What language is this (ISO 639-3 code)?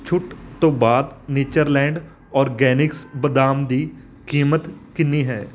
pan